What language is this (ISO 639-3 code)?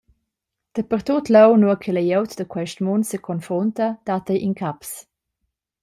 roh